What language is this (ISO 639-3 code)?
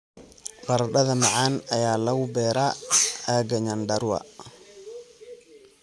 som